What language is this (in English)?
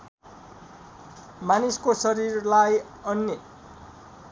Nepali